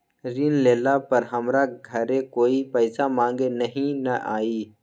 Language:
Magahi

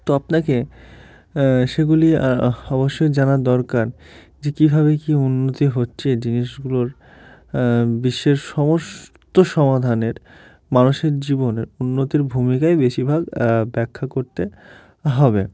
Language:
Bangla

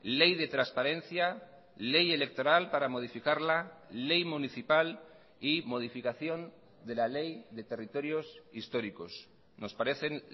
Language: Spanish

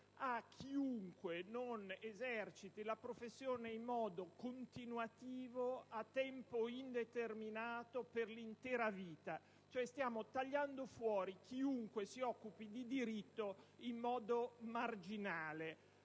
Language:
Italian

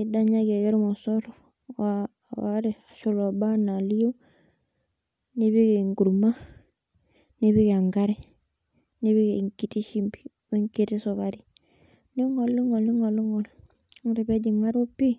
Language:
Masai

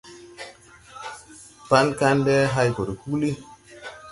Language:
Tupuri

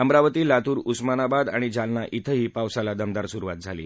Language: Marathi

